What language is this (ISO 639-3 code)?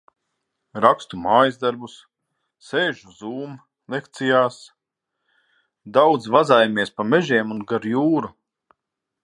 lav